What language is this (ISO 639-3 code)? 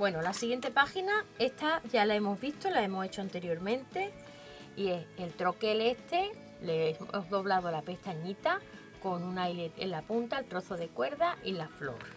spa